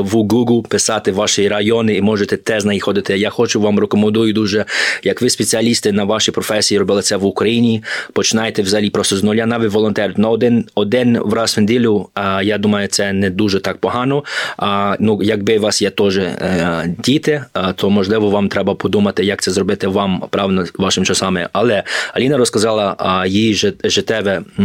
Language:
Ukrainian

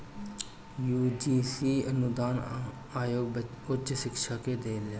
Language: Bhojpuri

